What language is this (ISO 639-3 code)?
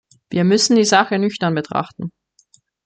deu